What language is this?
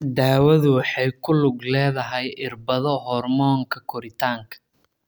Somali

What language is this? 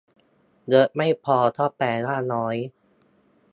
Thai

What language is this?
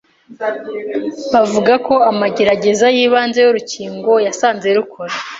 Kinyarwanda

